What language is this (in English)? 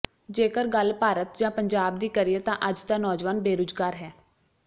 Punjabi